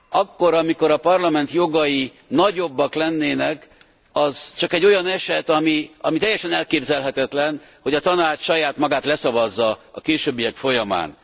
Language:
Hungarian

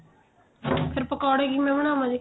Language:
Punjabi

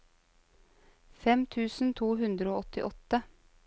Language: Norwegian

